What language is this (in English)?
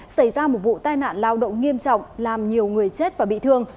Vietnamese